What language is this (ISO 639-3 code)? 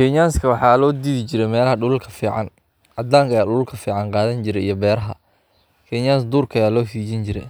som